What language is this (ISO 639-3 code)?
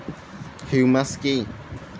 ben